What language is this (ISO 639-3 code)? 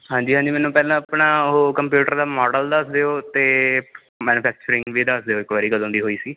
pan